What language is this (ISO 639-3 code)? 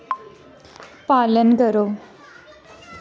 doi